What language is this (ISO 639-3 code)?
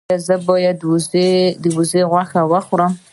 pus